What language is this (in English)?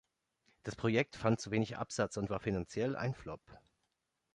German